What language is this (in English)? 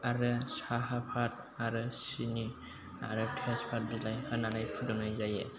Bodo